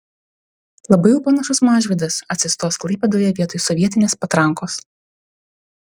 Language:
Lithuanian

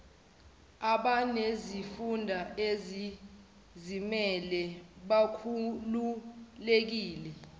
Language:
Zulu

